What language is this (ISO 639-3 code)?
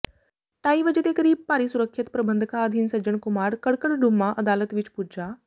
pan